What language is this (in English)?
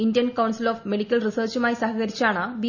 Malayalam